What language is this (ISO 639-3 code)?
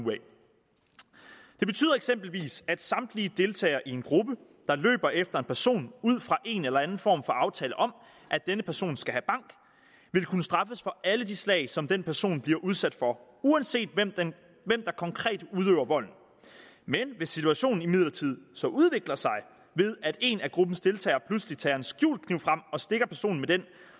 dan